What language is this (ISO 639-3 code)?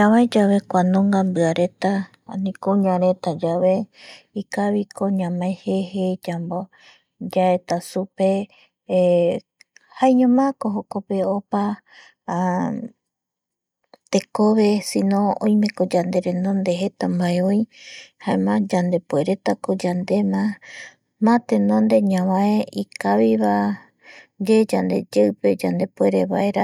gui